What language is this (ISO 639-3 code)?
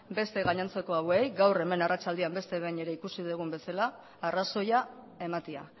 eus